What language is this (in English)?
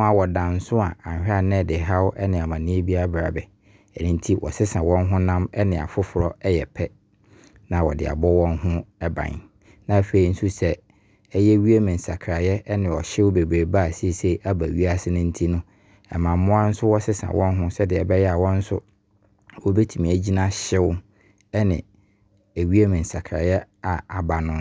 Abron